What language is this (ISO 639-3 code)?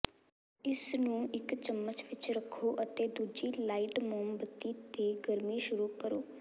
pan